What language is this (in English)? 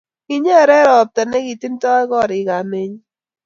Kalenjin